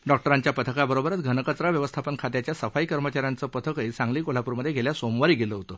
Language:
Marathi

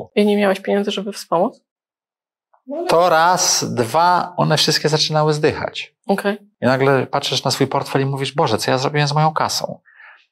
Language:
Polish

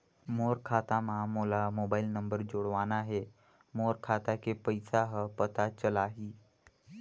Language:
Chhattisgarhi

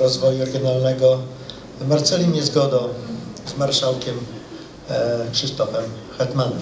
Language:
Polish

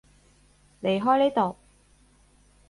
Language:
Cantonese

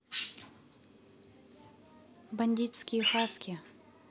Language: Russian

